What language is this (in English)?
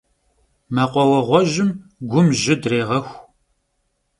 Kabardian